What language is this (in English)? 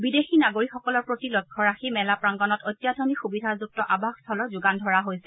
Assamese